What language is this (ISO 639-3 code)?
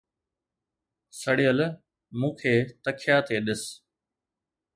snd